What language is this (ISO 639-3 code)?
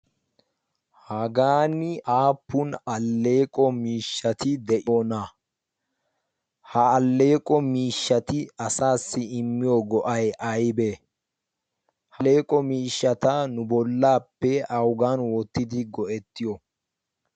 wal